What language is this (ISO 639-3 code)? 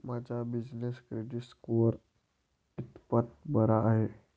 mar